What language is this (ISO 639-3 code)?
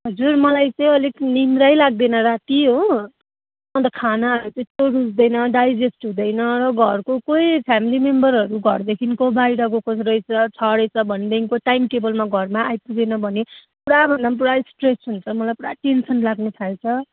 nep